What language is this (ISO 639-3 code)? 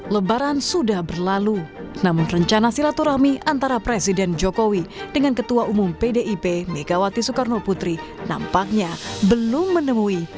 ind